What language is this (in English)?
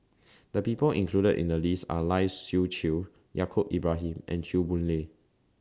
English